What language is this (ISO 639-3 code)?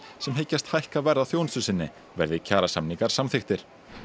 isl